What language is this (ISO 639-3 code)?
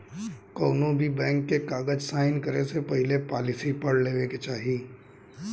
bho